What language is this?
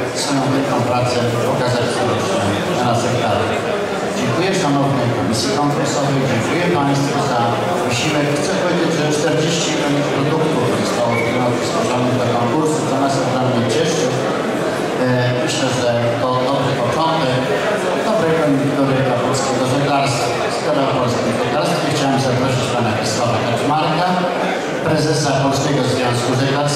Polish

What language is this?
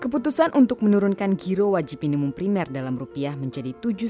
Indonesian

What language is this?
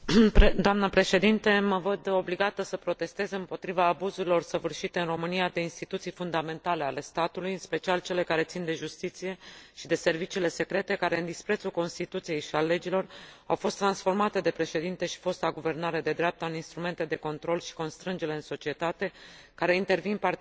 Romanian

